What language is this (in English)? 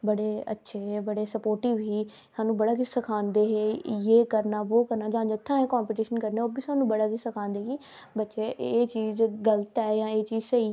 Dogri